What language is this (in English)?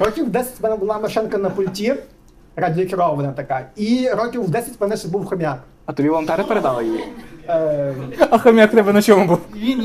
Ukrainian